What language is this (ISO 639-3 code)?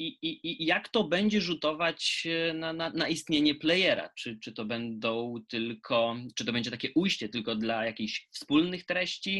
pol